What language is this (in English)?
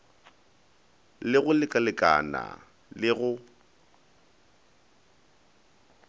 Northern Sotho